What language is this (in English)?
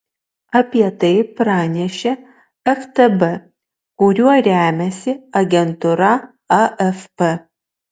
Lithuanian